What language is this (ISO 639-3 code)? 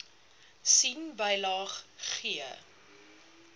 afr